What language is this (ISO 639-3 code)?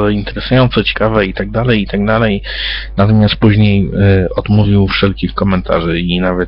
pol